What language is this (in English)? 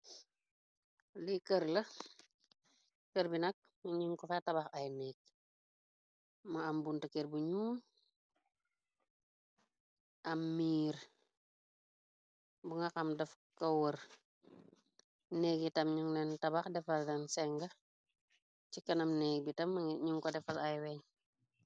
Wolof